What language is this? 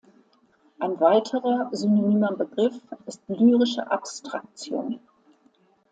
German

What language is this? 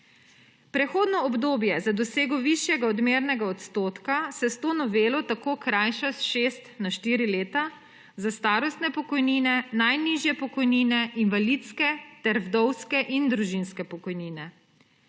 Slovenian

